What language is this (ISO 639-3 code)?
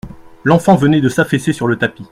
fra